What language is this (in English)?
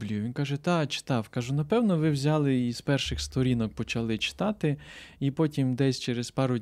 Ukrainian